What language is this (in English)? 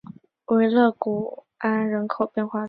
Chinese